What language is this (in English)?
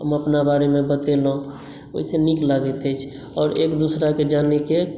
Maithili